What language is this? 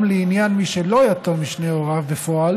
Hebrew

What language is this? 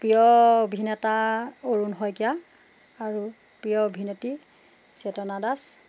Assamese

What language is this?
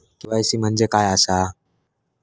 Marathi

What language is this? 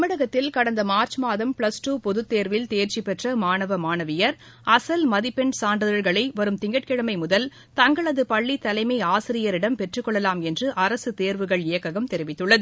Tamil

